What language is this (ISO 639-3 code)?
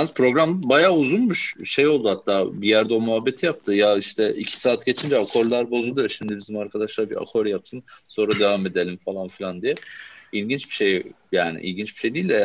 tur